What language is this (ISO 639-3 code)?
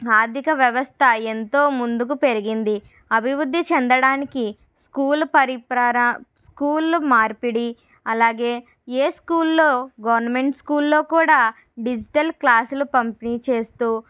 tel